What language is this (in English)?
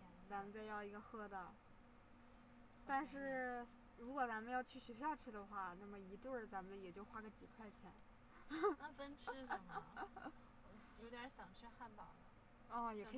Chinese